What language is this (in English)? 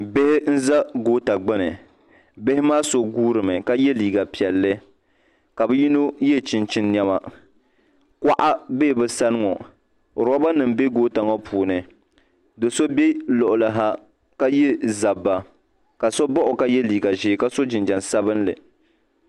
Dagbani